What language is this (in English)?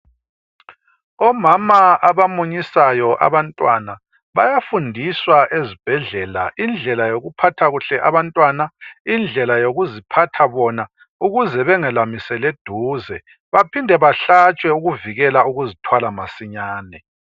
North Ndebele